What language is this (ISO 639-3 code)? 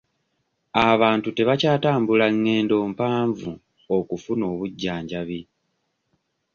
lug